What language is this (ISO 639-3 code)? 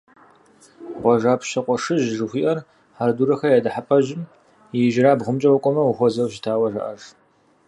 kbd